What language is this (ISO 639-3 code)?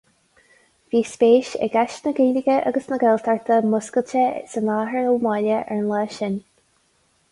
gle